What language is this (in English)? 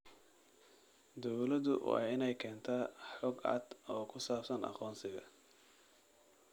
Somali